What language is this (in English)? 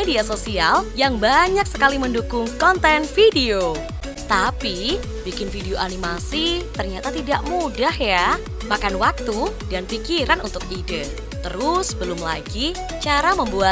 Indonesian